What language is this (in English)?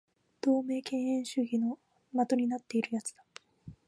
Japanese